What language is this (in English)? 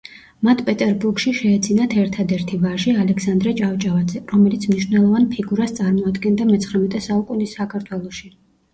Georgian